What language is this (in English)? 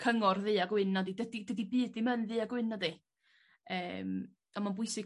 Welsh